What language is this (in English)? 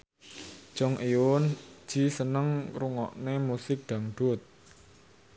Javanese